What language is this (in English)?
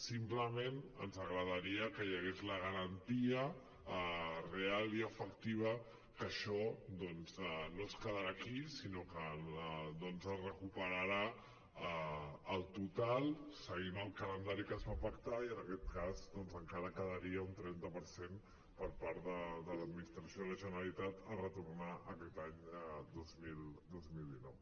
Catalan